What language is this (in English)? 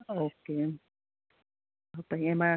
Gujarati